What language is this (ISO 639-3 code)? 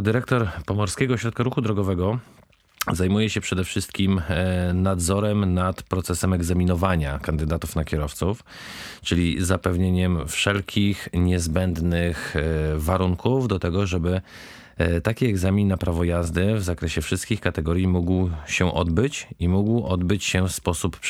pol